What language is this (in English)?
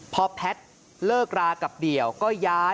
Thai